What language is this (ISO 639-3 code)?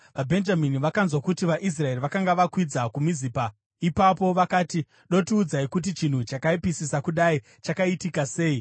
sna